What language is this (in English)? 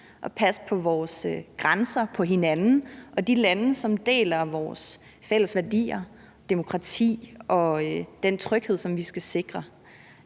Danish